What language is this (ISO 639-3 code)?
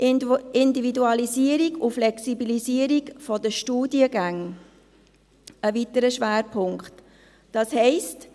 gsw